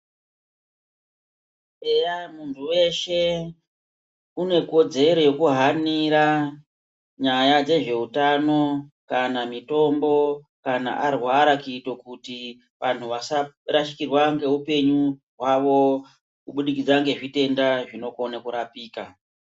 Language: Ndau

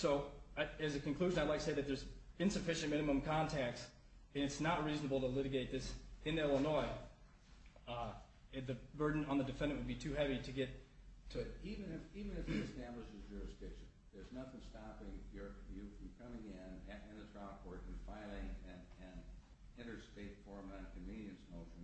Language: English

